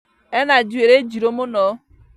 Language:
Kikuyu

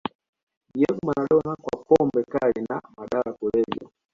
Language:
Swahili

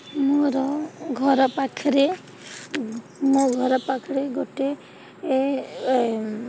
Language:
Odia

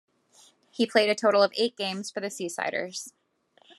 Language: English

